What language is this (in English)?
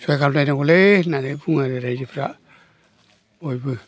Bodo